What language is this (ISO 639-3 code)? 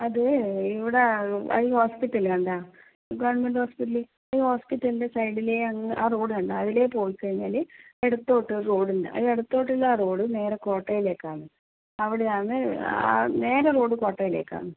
mal